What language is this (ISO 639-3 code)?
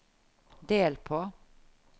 nor